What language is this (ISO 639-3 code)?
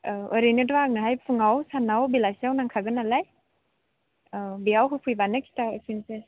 brx